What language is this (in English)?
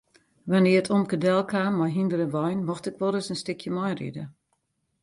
Western Frisian